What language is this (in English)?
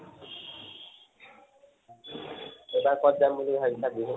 Assamese